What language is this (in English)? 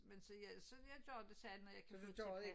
Danish